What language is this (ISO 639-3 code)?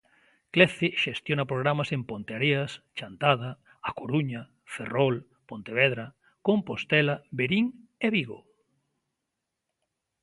glg